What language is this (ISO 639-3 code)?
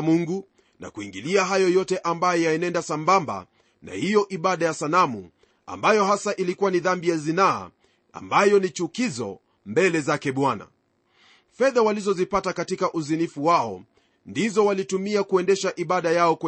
swa